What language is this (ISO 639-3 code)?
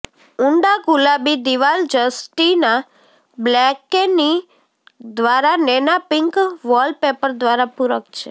guj